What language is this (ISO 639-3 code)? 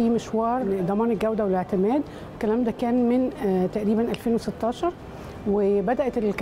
ara